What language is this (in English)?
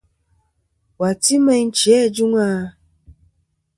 Kom